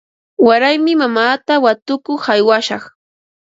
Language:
Ambo-Pasco Quechua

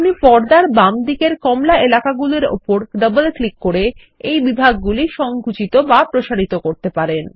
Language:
Bangla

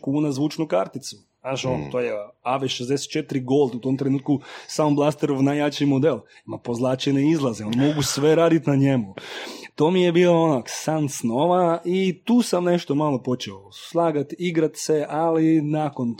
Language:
Croatian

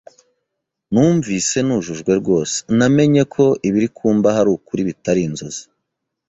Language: Kinyarwanda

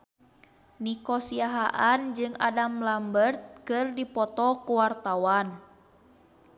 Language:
Sundanese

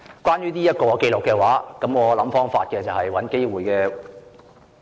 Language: Cantonese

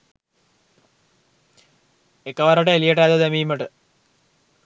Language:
Sinhala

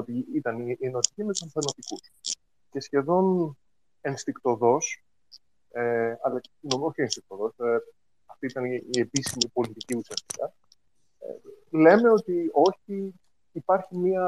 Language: Greek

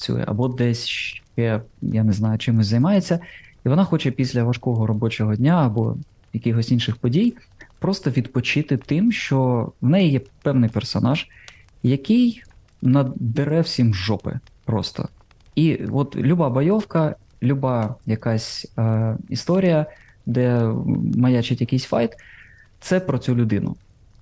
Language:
Ukrainian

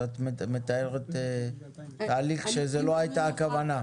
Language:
Hebrew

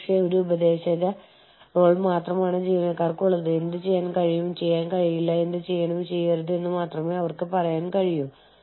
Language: Malayalam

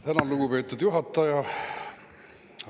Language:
Estonian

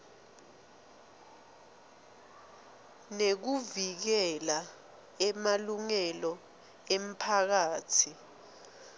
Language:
Swati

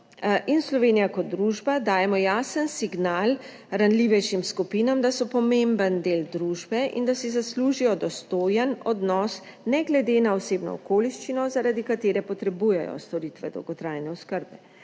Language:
Slovenian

